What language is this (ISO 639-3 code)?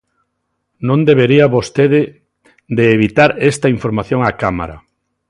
glg